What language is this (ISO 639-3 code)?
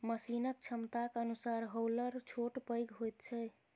mai